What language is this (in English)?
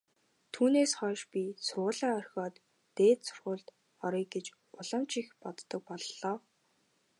Mongolian